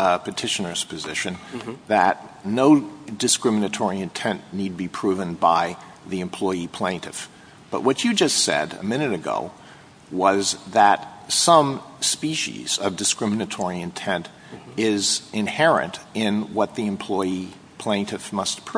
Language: English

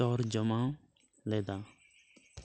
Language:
Santali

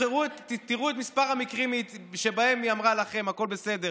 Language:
Hebrew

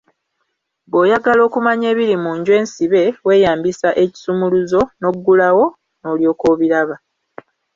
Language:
Ganda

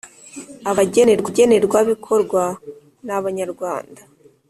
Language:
Kinyarwanda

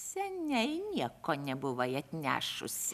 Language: Lithuanian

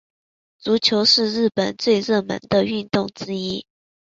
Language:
Chinese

